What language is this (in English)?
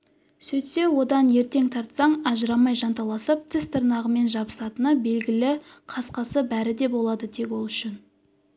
Kazakh